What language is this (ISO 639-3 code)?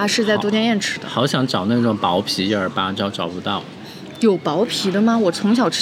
zho